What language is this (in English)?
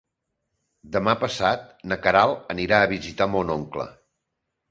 Catalan